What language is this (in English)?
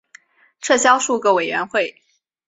Chinese